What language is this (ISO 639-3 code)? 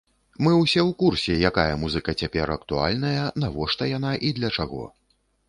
bel